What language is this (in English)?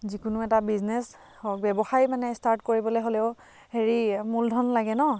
Assamese